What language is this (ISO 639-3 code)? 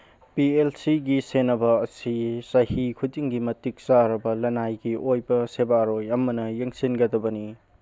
mni